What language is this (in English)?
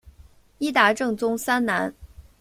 Chinese